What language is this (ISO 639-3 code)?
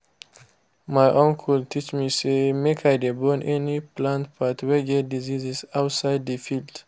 pcm